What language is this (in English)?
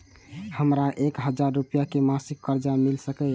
Maithili